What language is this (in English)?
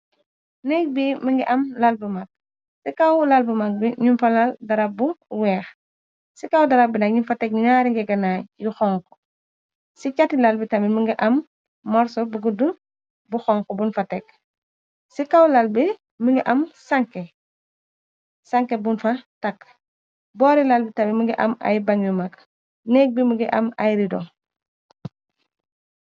Wolof